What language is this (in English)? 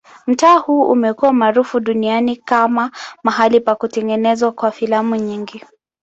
Swahili